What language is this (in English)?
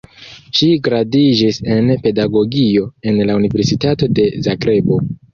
Esperanto